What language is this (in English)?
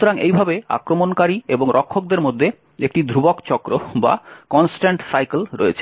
Bangla